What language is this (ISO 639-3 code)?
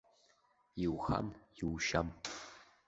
abk